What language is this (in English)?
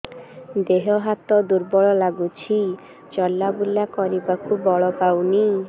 Odia